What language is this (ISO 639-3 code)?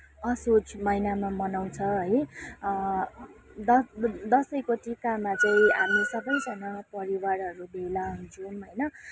nep